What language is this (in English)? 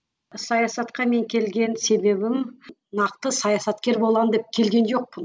Kazakh